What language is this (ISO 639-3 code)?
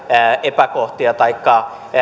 fin